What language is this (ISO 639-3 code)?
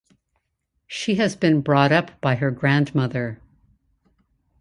eng